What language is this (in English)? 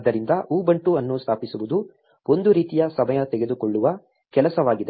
Kannada